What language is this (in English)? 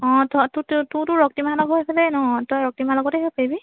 Assamese